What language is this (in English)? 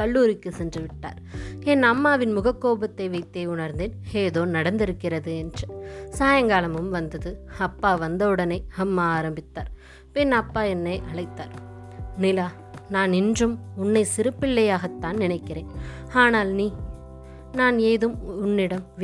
Tamil